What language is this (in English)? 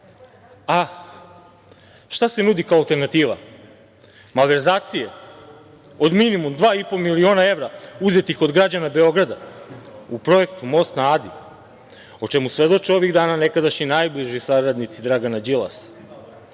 Serbian